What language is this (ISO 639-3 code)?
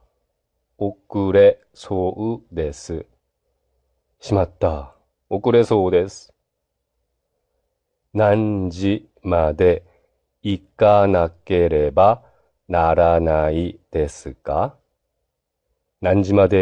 jpn